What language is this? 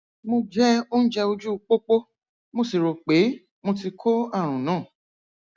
Yoruba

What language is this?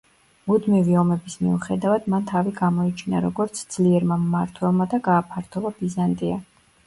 Georgian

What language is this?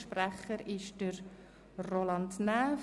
Swiss German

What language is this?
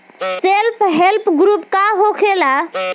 Bhojpuri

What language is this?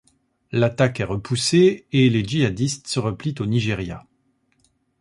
French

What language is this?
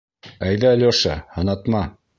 Bashkir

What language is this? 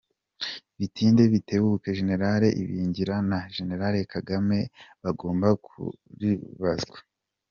Kinyarwanda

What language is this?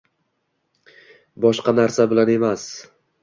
Uzbek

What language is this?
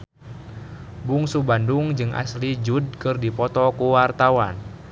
Sundanese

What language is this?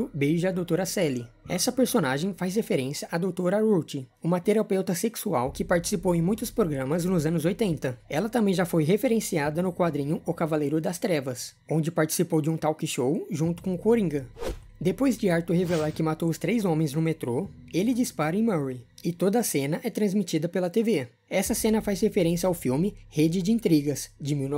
Portuguese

